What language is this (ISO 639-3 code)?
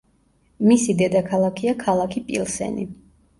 kat